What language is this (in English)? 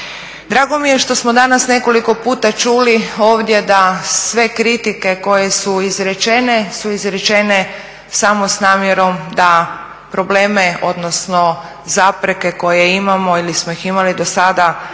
Croatian